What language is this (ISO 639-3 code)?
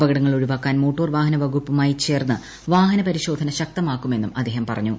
mal